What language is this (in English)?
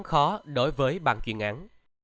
Vietnamese